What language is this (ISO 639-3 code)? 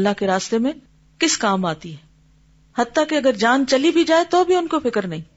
urd